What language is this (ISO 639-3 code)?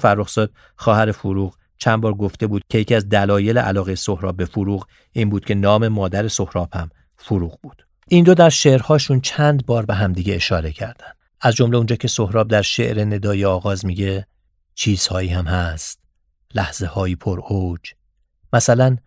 fas